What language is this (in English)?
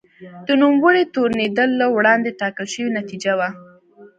Pashto